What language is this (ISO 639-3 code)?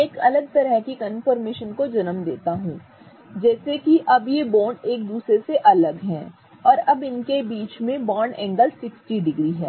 hin